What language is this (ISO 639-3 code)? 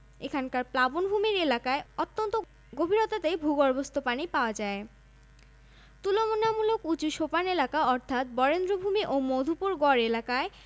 ben